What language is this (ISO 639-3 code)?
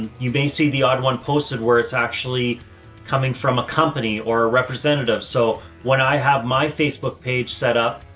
eng